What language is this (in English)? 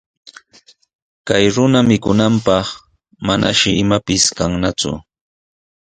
Sihuas Ancash Quechua